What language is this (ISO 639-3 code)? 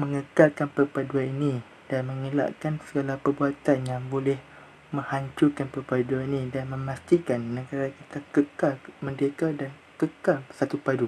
msa